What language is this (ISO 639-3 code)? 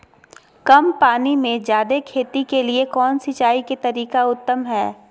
mag